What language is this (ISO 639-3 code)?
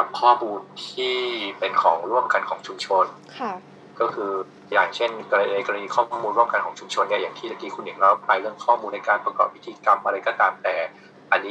tha